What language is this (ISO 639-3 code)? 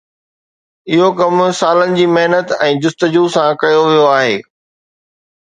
snd